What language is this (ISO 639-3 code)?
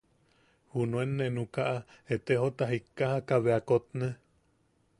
yaq